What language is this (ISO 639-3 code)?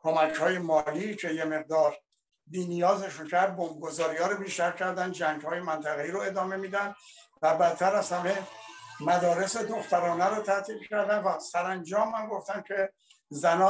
fas